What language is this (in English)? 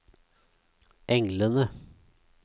Norwegian